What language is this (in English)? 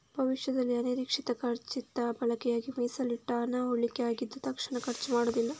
Kannada